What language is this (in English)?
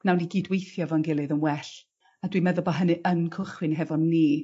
Welsh